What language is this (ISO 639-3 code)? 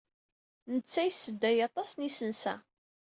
kab